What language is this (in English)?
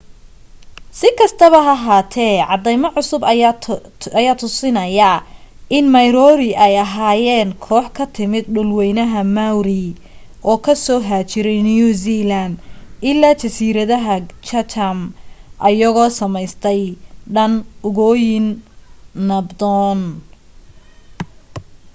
Somali